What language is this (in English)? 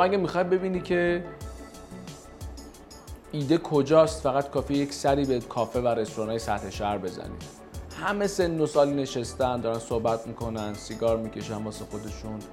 Persian